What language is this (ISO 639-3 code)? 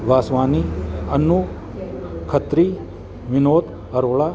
snd